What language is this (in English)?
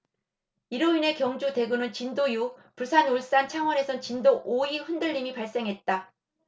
Korean